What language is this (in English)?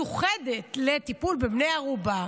Hebrew